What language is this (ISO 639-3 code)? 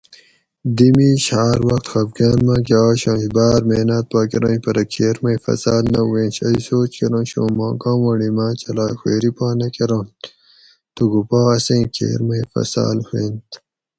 gwc